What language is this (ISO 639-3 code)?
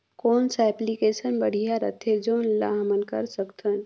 hne